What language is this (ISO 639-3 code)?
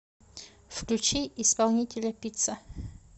rus